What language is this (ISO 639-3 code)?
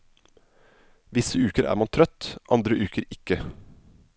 nor